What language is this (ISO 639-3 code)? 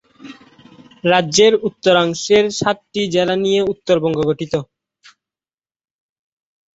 ben